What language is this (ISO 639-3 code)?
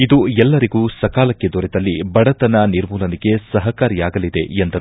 kan